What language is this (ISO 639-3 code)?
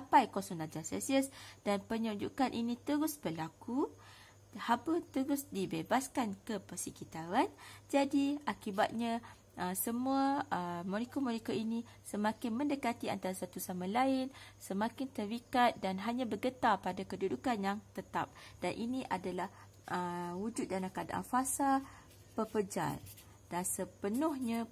msa